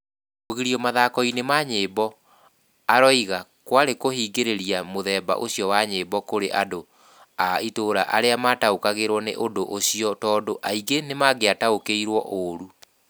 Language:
Kikuyu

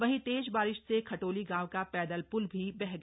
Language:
Hindi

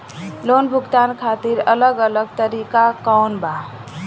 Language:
Bhojpuri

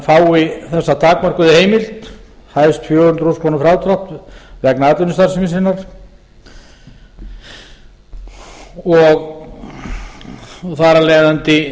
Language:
Icelandic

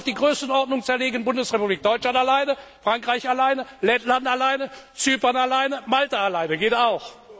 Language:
German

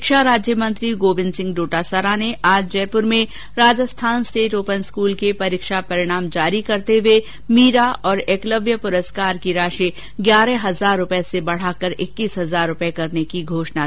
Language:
Hindi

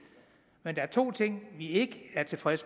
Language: Danish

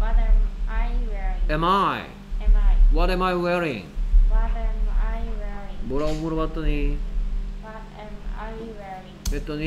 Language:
Korean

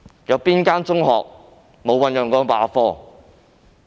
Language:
Cantonese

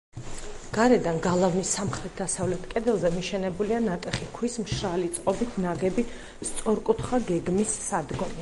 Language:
Georgian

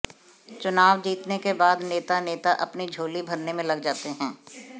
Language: Hindi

